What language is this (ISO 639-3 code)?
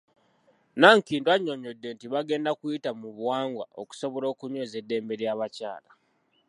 lug